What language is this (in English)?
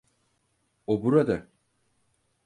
Turkish